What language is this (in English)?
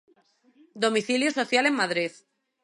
Galician